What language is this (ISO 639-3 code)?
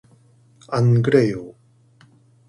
kor